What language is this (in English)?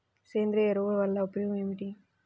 Telugu